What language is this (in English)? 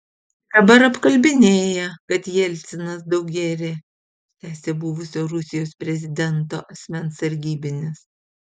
Lithuanian